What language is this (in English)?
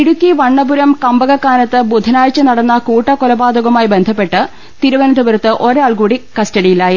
Malayalam